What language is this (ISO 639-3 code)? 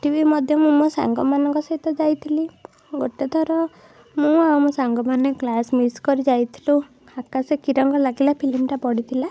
ori